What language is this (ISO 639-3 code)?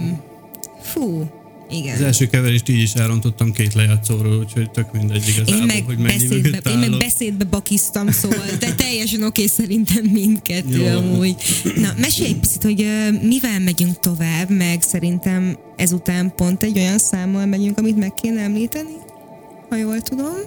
hun